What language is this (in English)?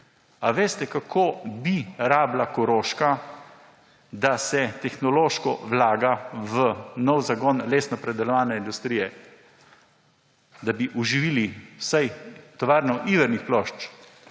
Slovenian